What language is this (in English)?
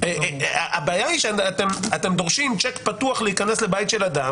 Hebrew